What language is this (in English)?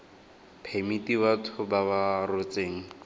Tswana